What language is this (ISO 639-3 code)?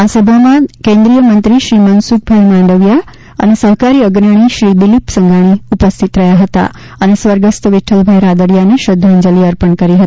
guj